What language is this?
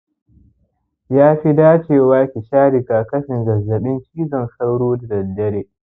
Hausa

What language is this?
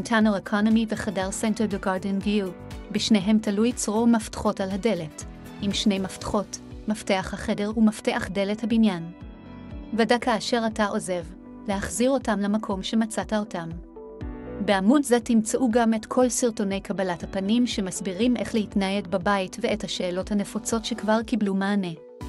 Hebrew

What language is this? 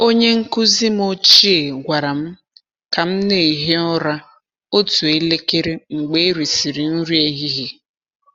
Igbo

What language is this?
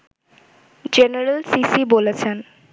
Bangla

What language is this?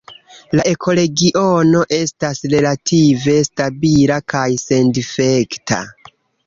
Esperanto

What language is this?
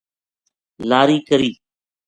Gujari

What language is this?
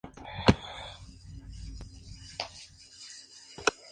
Spanish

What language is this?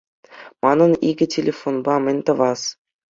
Chuvash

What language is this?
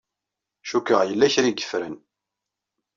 Kabyle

